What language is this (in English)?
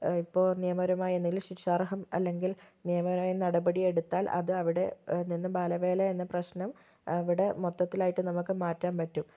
Malayalam